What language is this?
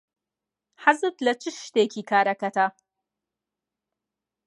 Central Kurdish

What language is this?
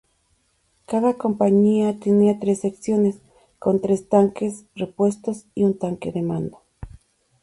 Spanish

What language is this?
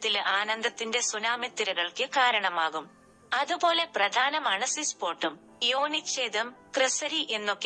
Malayalam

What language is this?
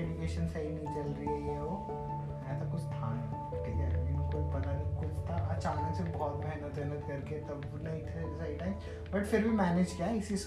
Hindi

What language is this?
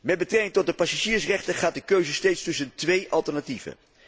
Dutch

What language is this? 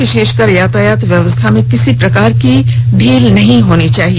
Hindi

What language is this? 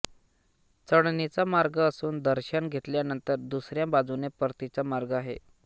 Marathi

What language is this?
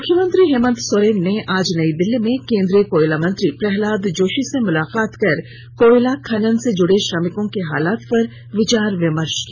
Hindi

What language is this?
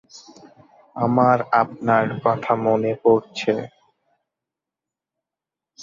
Bangla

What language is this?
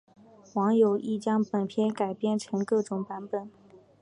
Chinese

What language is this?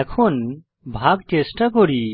Bangla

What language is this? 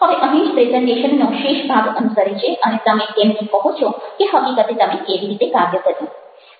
Gujarati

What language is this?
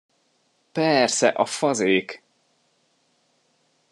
Hungarian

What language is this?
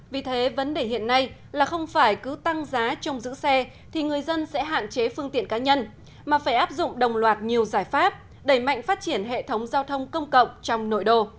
Vietnamese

